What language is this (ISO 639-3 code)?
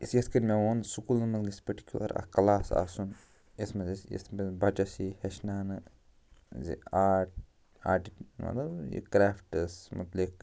kas